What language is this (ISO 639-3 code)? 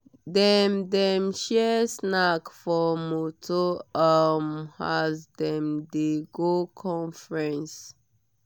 pcm